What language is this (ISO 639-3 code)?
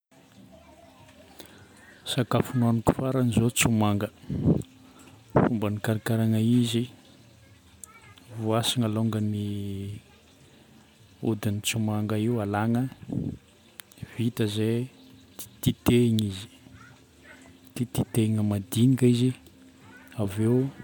bmm